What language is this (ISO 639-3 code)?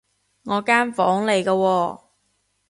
yue